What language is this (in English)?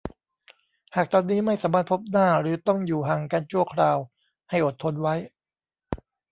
Thai